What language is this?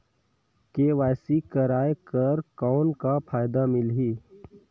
Chhattisgarhi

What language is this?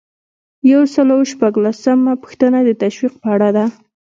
Pashto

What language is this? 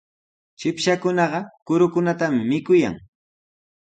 Sihuas Ancash Quechua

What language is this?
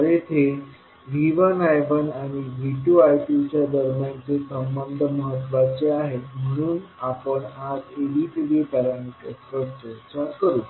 Marathi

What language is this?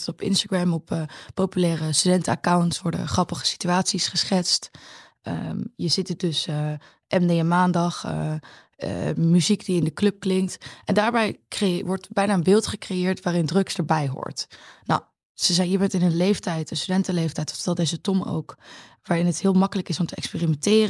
Dutch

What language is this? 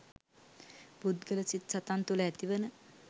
Sinhala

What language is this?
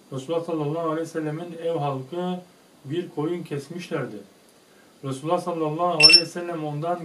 Turkish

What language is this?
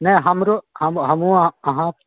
Maithili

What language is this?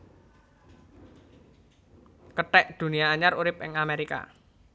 Javanese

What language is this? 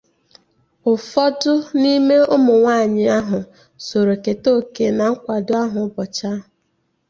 Igbo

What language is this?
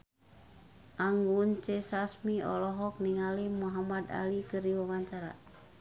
Sundanese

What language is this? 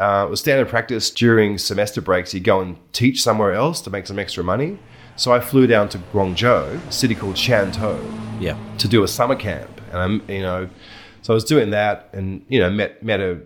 English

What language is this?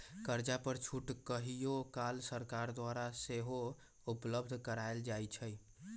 Magahi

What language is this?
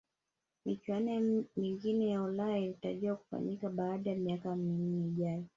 Swahili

